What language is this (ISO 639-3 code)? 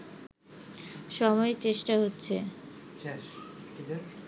ben